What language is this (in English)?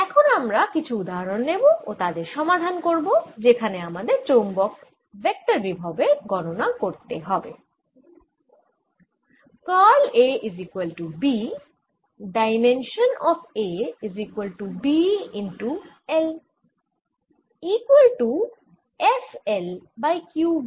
Bangla